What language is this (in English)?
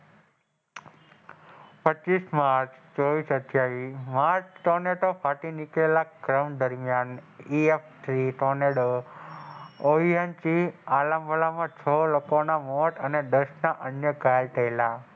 Gujarati